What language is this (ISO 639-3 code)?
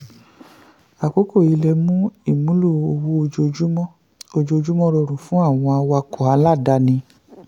yor